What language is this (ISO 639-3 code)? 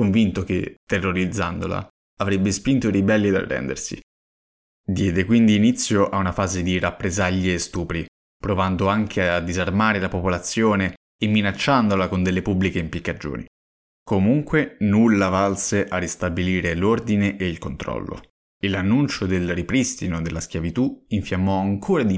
ita